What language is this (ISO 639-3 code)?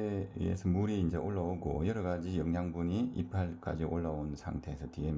kor